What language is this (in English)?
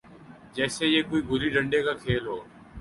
Urdu